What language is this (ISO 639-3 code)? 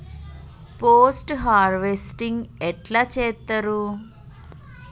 tel